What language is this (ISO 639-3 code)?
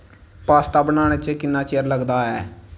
doi